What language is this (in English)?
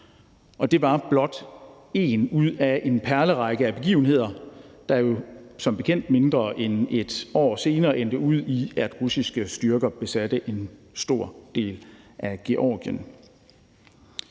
Danish